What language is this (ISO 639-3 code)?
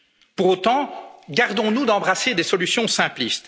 fra